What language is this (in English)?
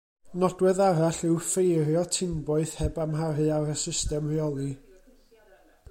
Welsh